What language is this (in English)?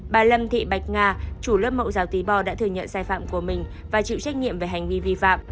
Vietnamese